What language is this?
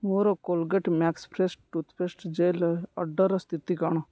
Odia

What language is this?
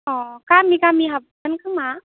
Bodo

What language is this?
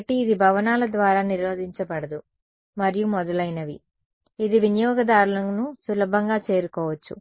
Telugu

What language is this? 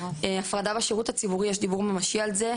Hebrew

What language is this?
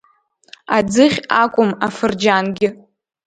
Abkhazian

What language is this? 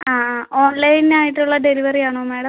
Malayalam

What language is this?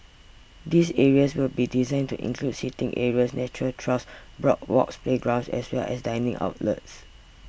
English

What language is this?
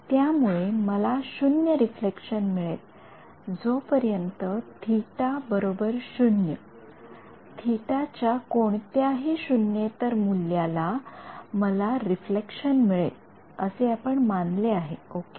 Marathi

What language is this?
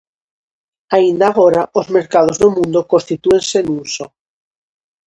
Galician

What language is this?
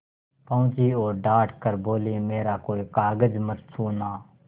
Hindi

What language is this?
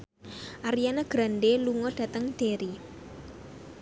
Javanese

